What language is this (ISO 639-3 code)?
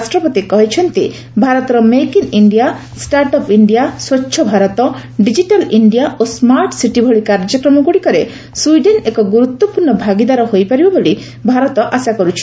ori